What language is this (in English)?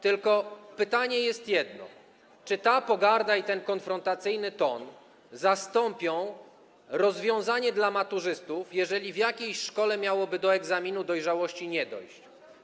Polish